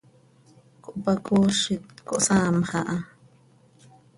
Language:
Seri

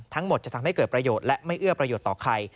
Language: Thai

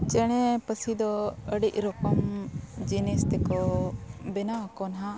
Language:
Santali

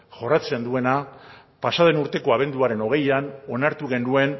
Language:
Basque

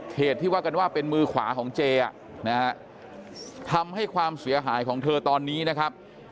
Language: Thai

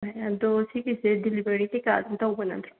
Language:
Manipuri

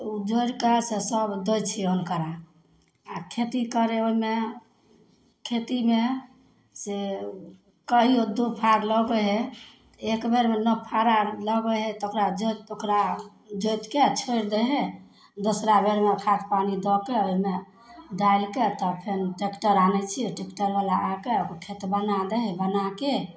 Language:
Maithili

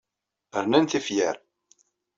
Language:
Kabyle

